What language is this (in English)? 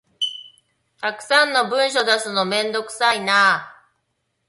Japanese